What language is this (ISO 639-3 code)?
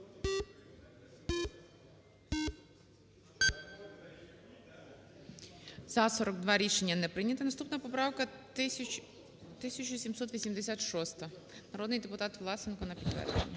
ukr